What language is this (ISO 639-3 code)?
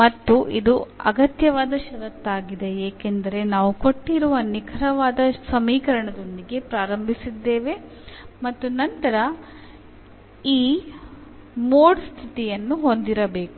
kan